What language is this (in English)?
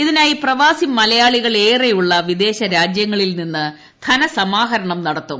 Malayalam